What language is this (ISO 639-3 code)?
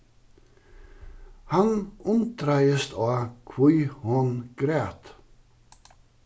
fao